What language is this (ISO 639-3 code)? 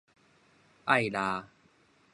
nan